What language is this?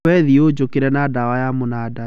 Kikuyu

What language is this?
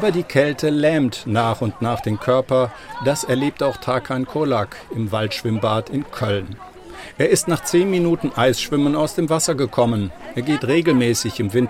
German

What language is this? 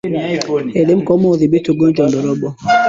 Swahili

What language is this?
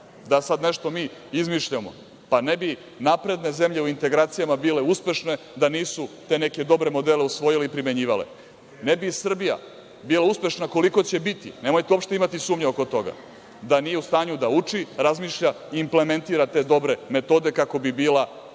Serbian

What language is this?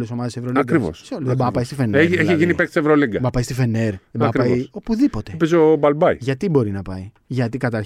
Greek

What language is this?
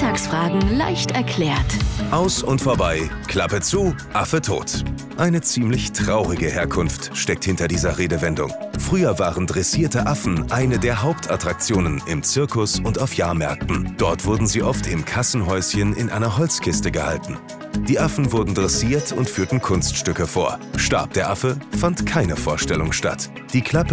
German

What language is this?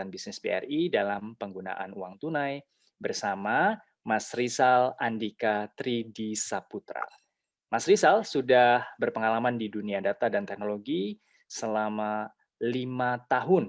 Indonesian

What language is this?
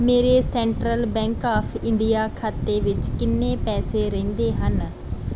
Punjabi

